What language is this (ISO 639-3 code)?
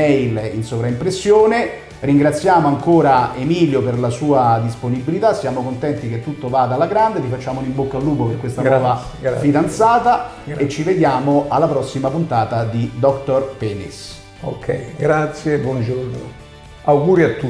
ita